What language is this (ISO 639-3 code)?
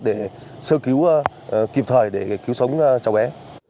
vie